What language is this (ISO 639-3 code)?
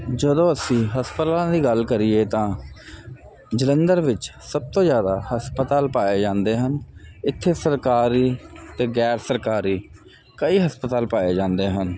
pan